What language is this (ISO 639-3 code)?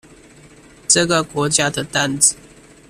zho